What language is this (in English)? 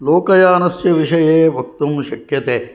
Sanskrit